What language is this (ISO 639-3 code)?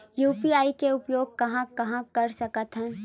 hne